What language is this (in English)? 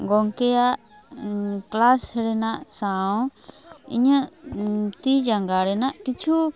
Santali